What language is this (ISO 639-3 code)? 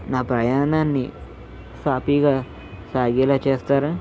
tel